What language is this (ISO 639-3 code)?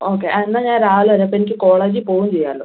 mal